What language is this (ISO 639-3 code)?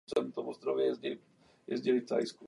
ces